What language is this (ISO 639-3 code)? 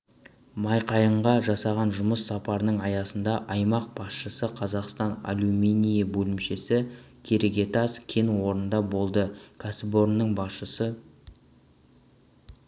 kaz